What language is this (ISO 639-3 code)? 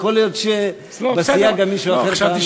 heb